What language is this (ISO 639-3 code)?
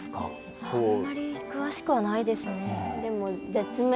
jpn